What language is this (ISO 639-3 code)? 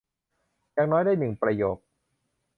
tha